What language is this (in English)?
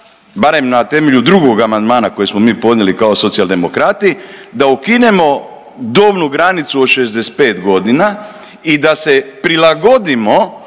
Croatian